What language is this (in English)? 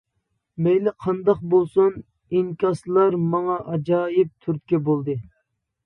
Uyghur